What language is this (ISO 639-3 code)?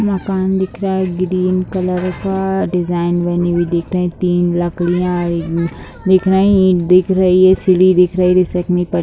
hin